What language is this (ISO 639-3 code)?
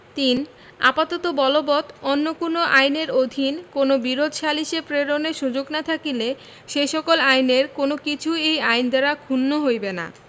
ben